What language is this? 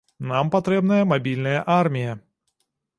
Belarusian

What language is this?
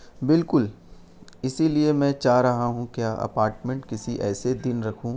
Urdu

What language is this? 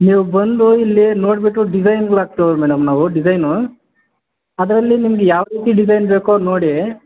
Kannada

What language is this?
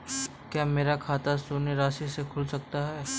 Hindi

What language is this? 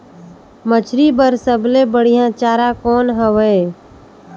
Chhattisgarhi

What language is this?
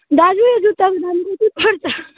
Nepali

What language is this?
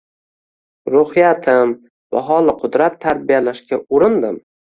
Uzbek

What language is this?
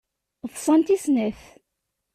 Kabyle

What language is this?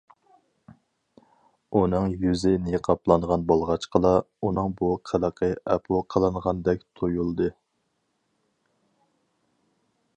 Uyghur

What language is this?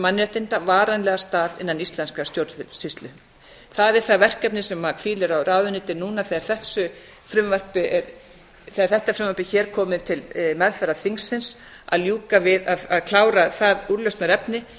Icelandic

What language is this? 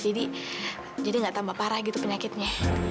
Indonesian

